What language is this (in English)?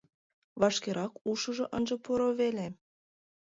Mari